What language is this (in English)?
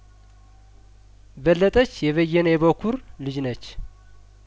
Amharic